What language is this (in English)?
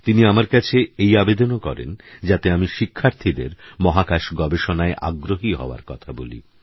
Bangla